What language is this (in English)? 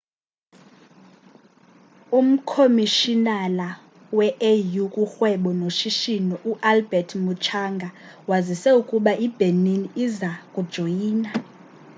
Xhosa